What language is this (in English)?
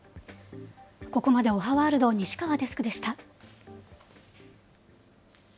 Japanese